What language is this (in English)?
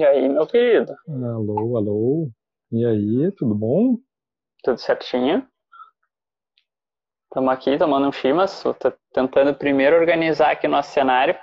Portuguese